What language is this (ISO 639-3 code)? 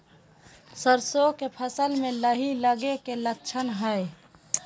mag